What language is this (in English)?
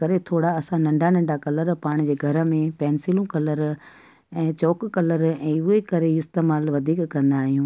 Sindhi